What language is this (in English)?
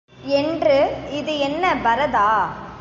Tamil